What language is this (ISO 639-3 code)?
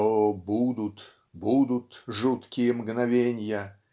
rus